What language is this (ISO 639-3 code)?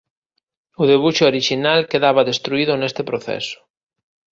glg